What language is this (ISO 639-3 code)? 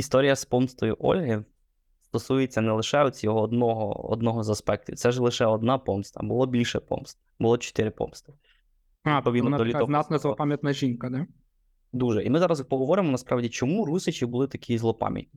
ukr